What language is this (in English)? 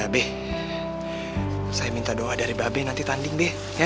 Indonesian